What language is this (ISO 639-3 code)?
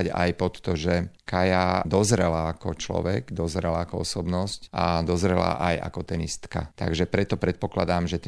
slk